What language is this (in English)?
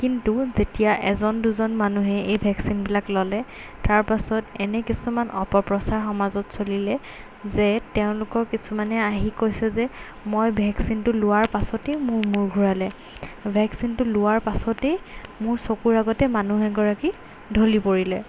Assamese